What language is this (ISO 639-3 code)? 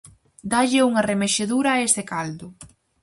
glg